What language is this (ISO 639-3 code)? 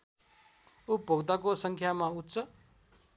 nep